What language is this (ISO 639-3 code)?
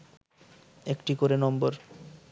ben